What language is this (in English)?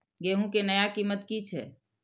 Maithili